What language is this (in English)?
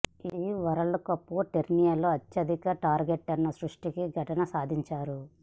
Telugu